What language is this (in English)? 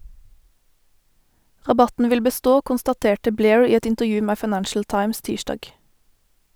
Norwegian